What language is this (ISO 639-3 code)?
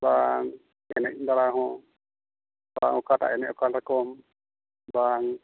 sat